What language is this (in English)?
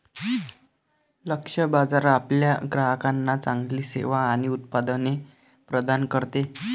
Marathi